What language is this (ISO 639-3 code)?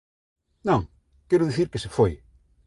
glg